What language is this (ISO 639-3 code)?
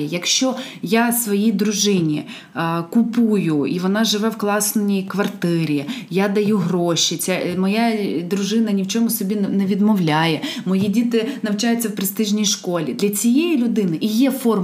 ukr